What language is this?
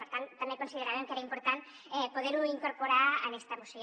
Catalan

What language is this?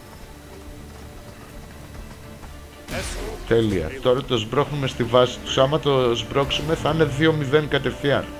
Greek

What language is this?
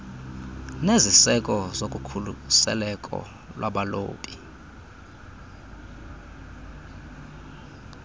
Xhosa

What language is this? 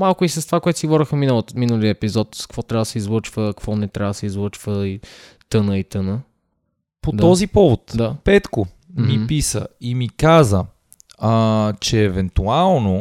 Bulgarian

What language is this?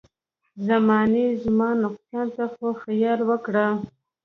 Pashto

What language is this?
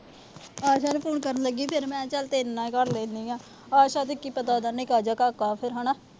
Punjabi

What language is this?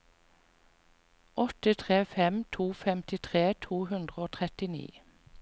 Norwegian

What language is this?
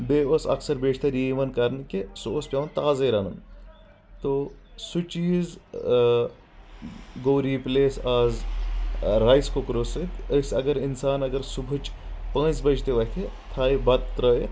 Kashmiri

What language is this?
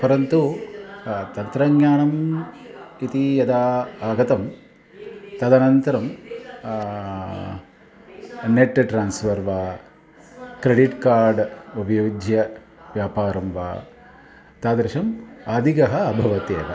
Sanskrit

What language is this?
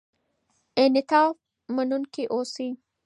Pashto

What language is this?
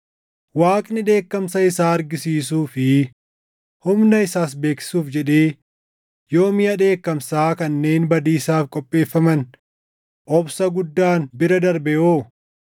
Oromo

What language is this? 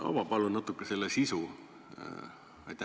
Estonian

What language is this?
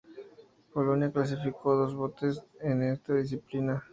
Spanish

